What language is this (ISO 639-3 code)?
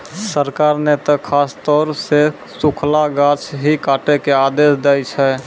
mai